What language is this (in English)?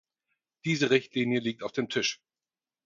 German